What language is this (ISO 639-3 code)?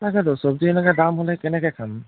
asm